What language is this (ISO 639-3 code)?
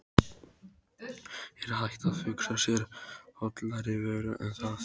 isl